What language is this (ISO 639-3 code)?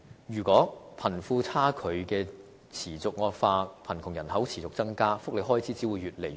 yue